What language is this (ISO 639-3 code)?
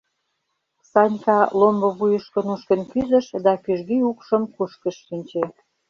chm